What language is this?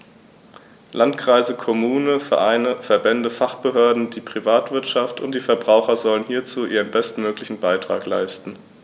German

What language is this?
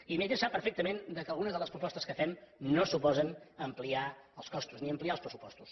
Catalan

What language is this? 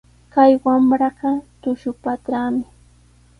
Sihuas Ancash Quechua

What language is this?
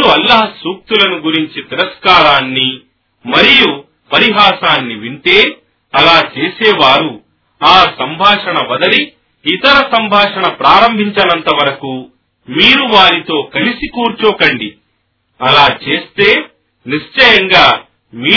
Telugu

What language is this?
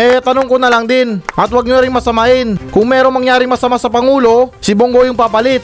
Filipino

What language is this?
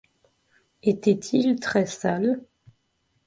French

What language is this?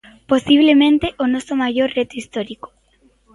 Galician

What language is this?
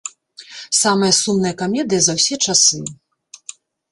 Belarusian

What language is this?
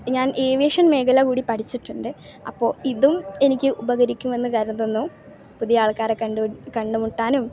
Malayalam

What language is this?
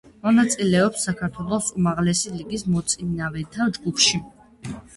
Georgian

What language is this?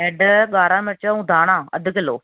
Sindhi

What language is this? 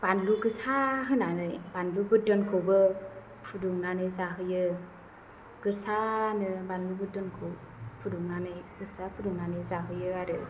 Bodo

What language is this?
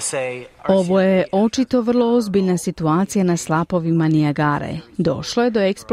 Croatian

